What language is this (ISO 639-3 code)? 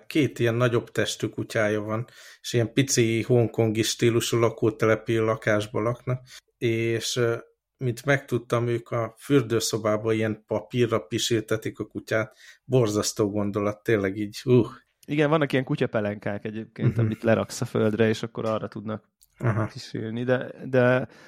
hun